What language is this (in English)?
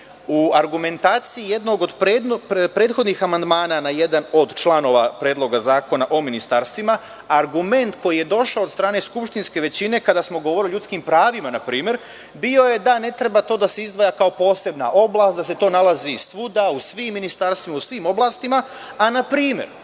Serbian